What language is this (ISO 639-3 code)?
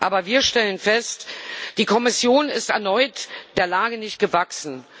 deu